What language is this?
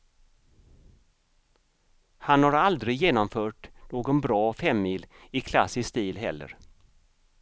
Swedish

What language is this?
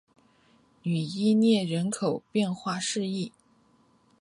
Chinese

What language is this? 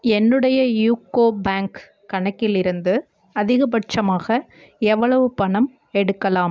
Tamil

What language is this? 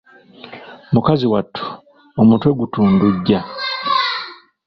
Ganda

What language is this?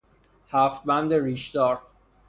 Persian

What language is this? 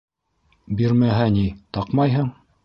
Bashkir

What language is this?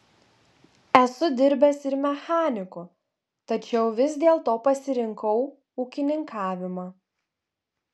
Lithuanian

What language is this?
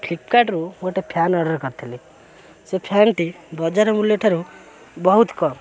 Odia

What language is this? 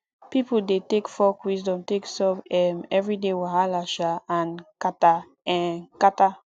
Nigerian Pidgin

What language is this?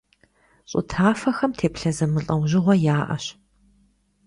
Kabardian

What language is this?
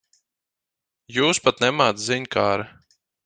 Latvian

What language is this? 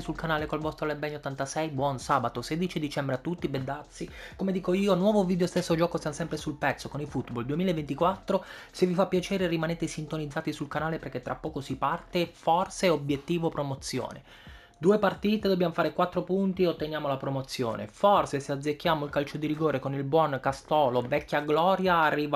Italian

